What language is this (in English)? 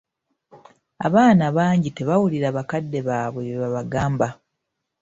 Ganda